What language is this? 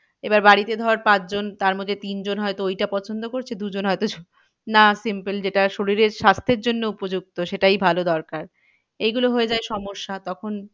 Bangla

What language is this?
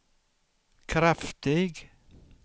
Swedish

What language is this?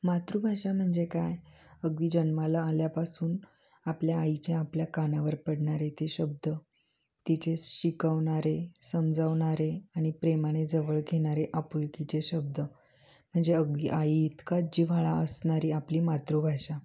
Marathi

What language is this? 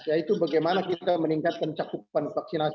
Indonesian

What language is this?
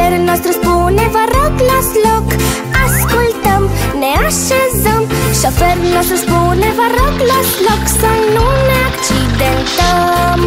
Romanian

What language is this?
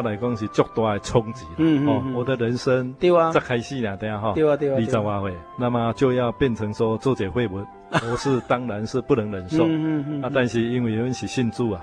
Chinese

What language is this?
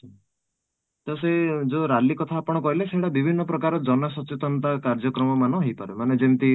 Odia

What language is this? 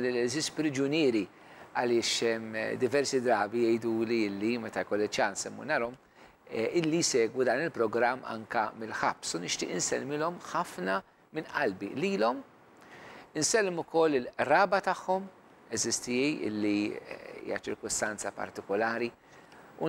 Arabic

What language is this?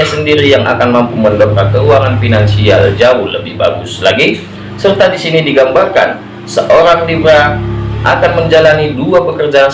Indonesian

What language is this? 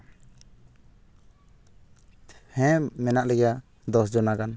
Santali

